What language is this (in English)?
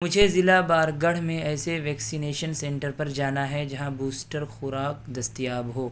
Urdu